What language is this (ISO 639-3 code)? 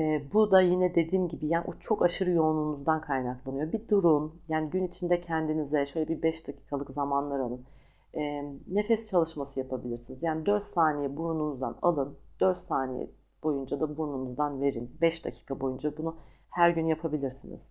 tur